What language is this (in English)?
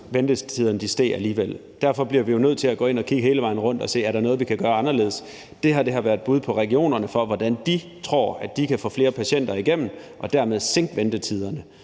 Danish